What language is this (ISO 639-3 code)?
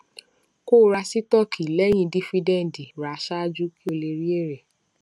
yor